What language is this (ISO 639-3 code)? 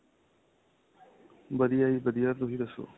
pan